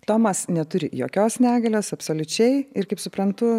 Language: Lithuanian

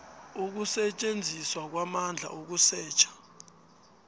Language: South Ndebele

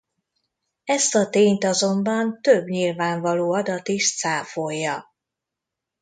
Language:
Hungarian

